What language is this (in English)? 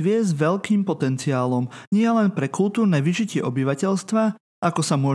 Slovak